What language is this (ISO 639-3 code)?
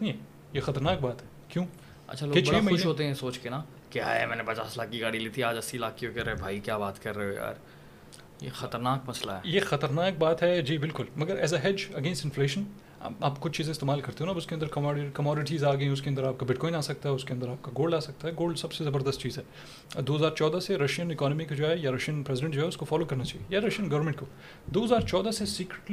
urd